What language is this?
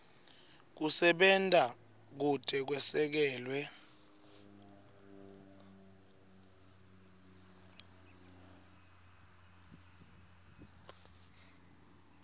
Swati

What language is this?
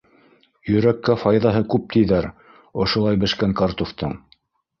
Bashkir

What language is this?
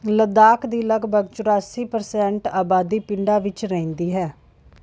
Punjabi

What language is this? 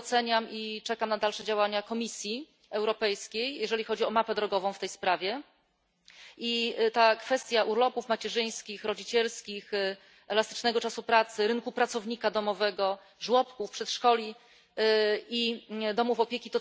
Polish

